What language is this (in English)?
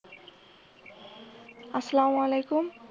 Bangla